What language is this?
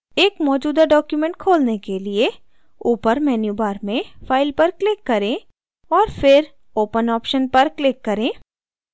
Hindi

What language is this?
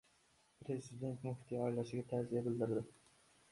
Uzbek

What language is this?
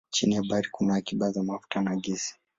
Swahili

